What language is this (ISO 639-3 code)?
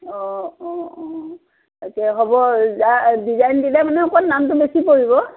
asm